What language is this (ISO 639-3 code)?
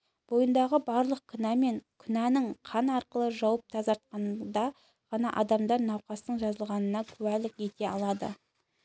kaz